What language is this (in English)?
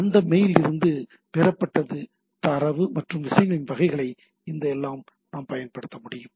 Tamil